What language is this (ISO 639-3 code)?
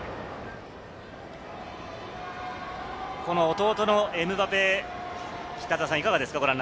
jpn